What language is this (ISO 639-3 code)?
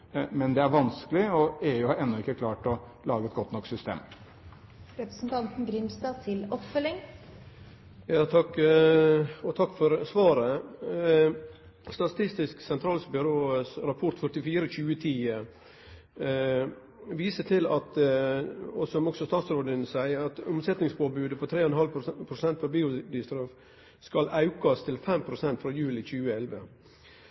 nor